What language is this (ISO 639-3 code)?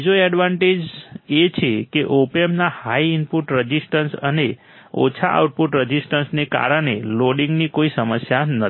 guj